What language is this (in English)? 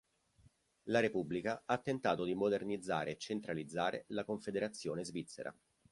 Italian